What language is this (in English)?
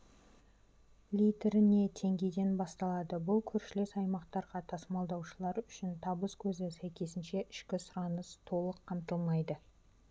Kazakh